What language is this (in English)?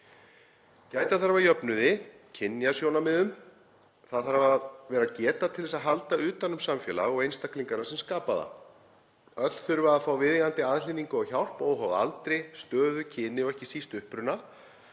Icelandic